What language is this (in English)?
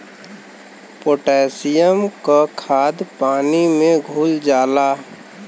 Bhojpuri